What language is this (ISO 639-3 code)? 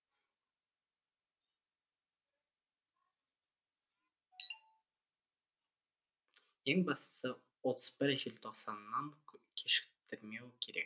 kaz